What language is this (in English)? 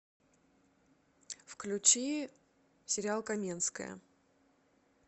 Russian